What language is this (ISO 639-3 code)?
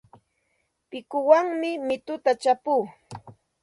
qxt